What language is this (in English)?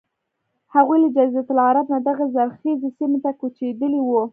Pashto